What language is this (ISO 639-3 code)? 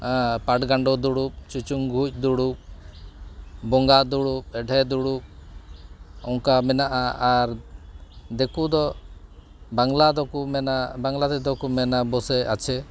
sat